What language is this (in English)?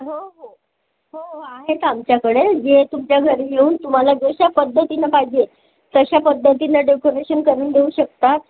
Marathi